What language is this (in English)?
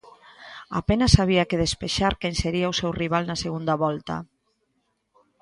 Galician